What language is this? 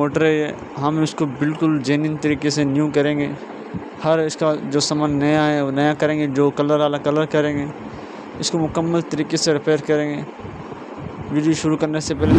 Arabic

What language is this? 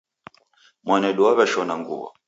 Taita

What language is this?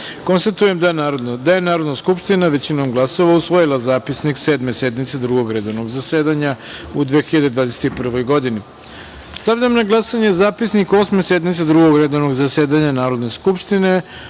Serbian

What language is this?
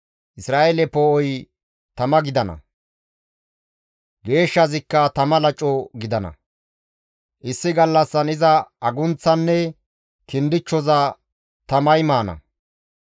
Gamo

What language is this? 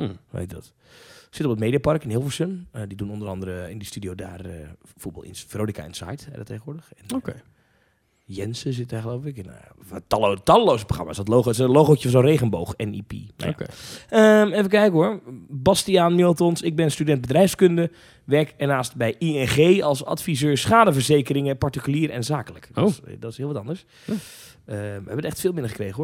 Dutch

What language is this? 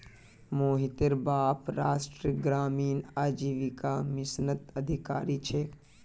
Magahi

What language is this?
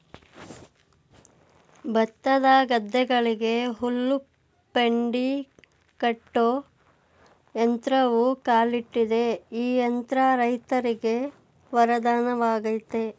Kannada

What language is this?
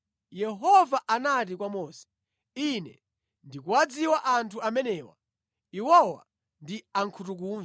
Nyanja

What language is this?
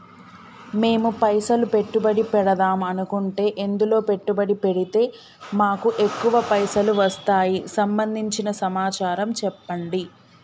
Telugu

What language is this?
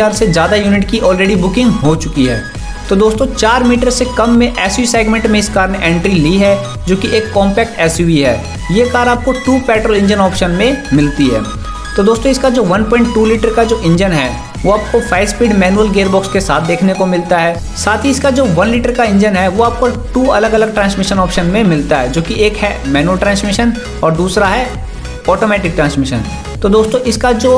Hindi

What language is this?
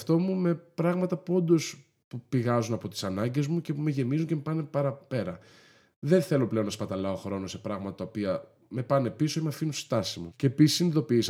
Greek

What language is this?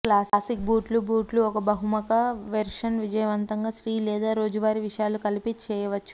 Telugu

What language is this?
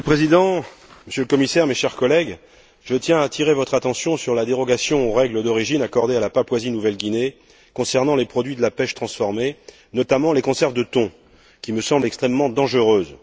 French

